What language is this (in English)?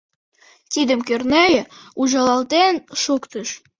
Mari